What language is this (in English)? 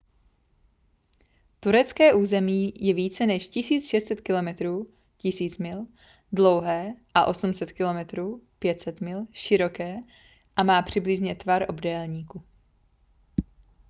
Czech